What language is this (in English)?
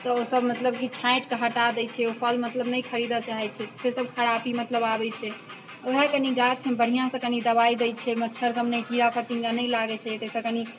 Maithili